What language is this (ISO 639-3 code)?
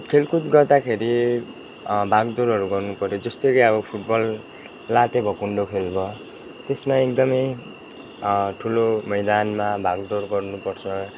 nep